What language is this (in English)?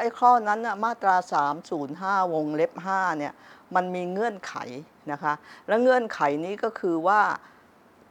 Thai